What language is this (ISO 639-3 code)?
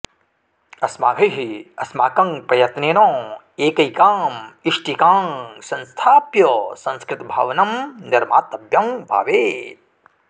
san